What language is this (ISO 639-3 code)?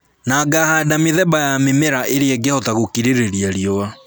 kik